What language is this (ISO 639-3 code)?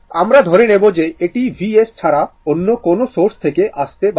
ben